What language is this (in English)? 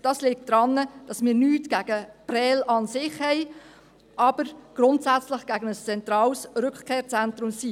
Swiss German